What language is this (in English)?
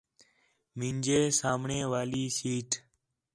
Khetrani